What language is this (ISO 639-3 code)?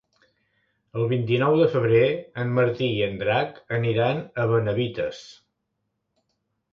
cat